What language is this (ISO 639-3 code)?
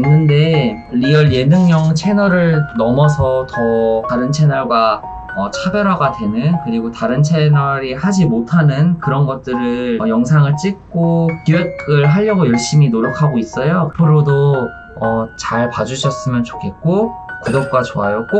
kor